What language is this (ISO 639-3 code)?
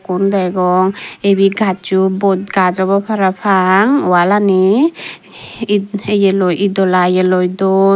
ccp